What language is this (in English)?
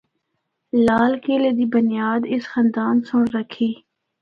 Northern Hindko